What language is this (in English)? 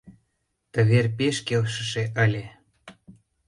Mari